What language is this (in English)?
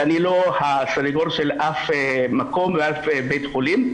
Hebrew